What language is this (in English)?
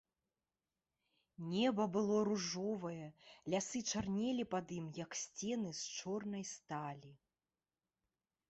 Belarusian